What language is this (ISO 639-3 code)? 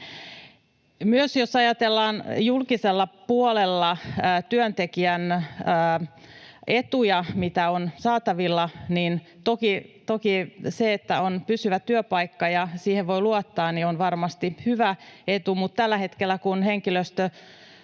fin